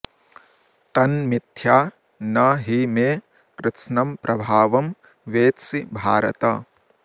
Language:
Sanskrit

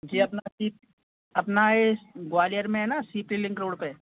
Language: Hindi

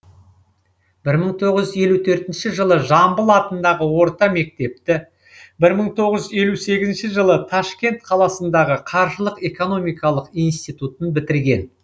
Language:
Kazakh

